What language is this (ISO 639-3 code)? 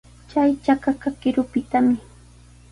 qws